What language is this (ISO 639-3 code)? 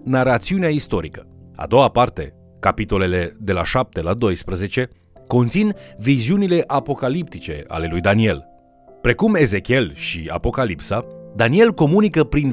ron